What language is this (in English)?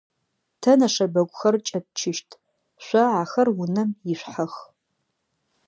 Adyghe